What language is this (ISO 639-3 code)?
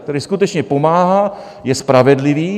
ces